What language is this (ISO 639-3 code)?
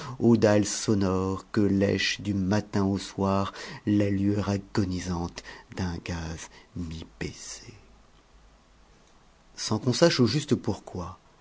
fra